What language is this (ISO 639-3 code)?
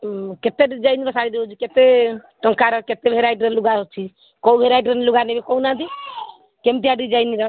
ori